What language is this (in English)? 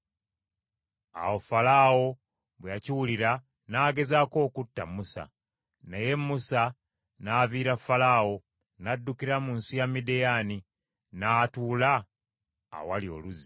Ganda